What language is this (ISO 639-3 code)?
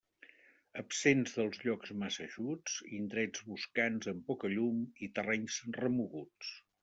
cat